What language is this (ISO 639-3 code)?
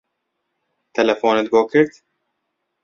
ckb